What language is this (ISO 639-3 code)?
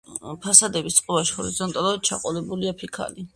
kat